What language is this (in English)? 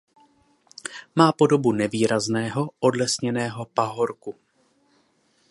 Czech